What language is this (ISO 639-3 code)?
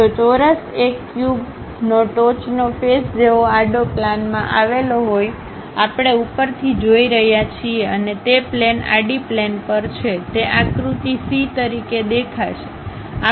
guj